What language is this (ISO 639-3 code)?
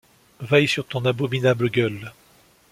fra